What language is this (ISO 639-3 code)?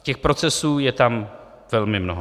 ces